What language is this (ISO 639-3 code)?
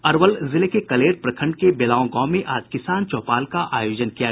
hin